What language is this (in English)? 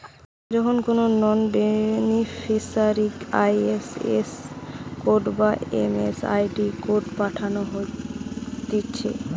Bangla